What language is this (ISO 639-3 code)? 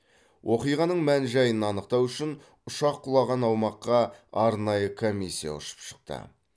kaz